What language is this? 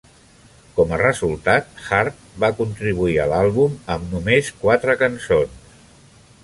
Catalan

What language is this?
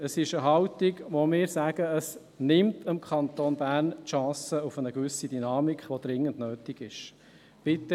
Swiss German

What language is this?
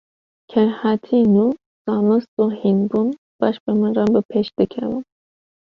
Kurdish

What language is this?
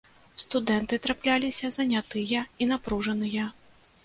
Belarusian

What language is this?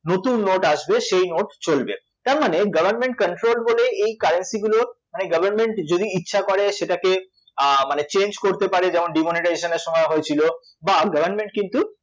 Bangla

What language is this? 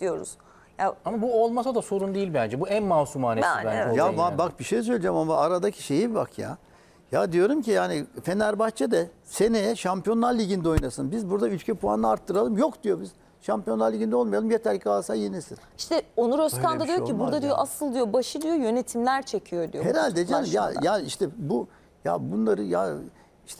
Turkish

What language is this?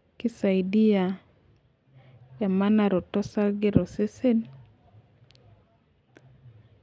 Masai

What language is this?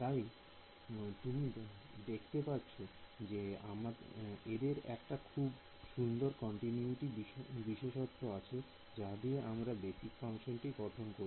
Bangla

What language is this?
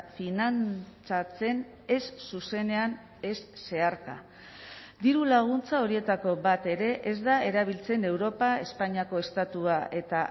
Basque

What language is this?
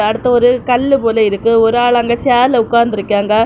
Tamil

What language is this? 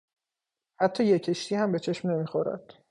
Persian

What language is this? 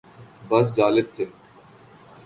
Urdu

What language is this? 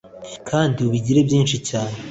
Kinyarwanda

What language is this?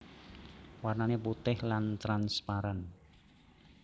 Javanese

